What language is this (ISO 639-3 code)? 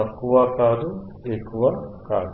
tel